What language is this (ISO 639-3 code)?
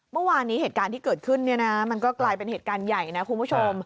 tha